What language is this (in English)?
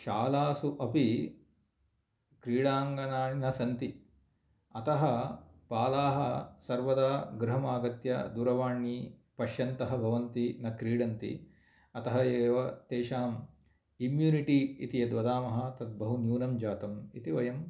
Sanskrit